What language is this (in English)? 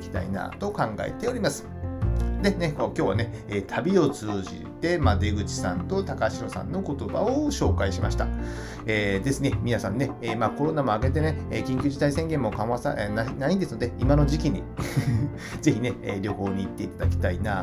Japanese